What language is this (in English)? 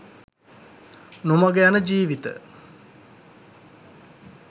Sinhala